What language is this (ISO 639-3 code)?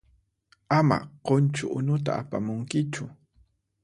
qxp